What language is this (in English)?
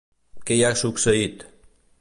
Catalan